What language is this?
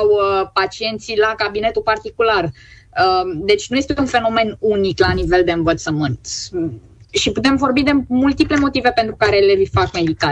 Romanian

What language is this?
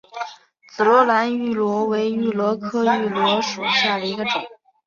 Chinese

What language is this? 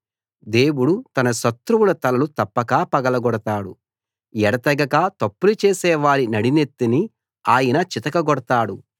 Telugu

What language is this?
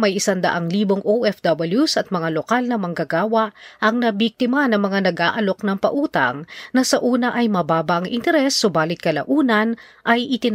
Filipino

